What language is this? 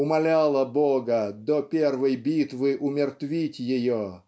Russian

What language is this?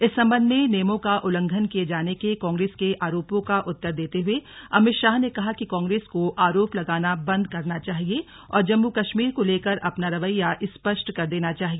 Hindi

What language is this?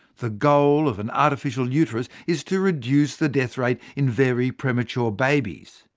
English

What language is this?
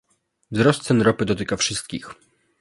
Polish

